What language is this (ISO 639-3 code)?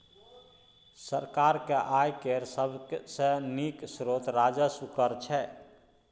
mai